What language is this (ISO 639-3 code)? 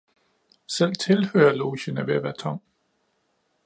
dan